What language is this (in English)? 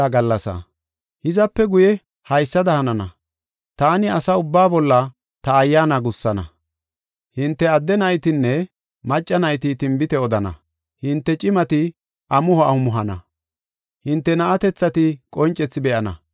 Gofa